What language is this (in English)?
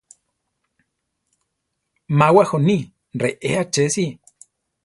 Central Tarahumara